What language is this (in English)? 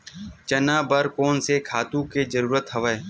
Chhattisgarhi